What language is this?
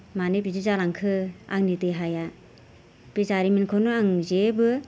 Bodo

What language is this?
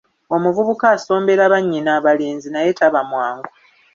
Ganda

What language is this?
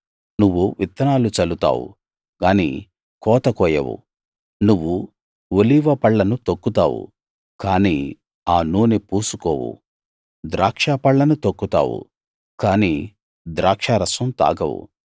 Telugu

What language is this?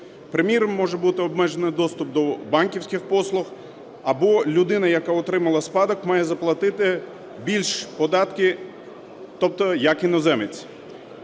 Ukrainian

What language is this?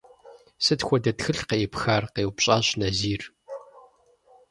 Kabardian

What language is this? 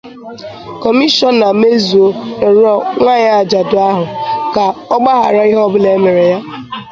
Igbo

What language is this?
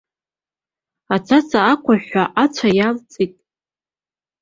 Abkhazian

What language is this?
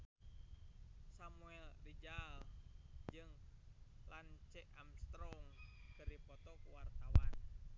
Sundanese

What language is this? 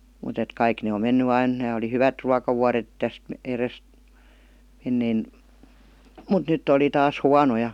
Finnish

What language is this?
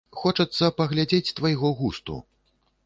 Belarusian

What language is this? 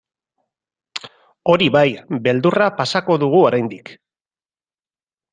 Basque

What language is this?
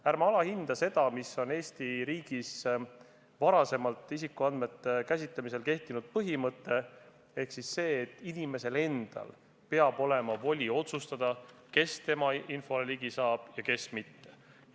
Estonian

